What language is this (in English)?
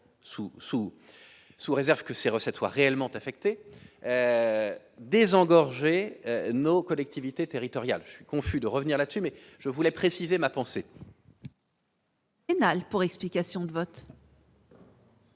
French